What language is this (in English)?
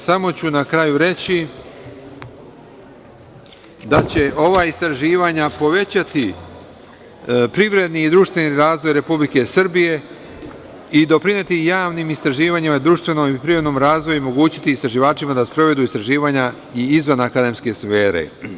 Serbian